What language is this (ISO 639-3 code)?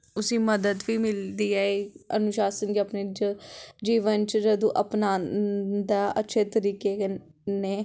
doi